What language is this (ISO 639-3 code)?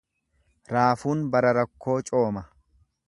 orm